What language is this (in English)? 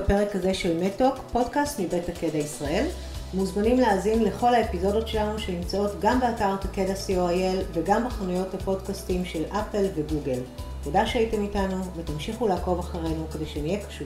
Hebrew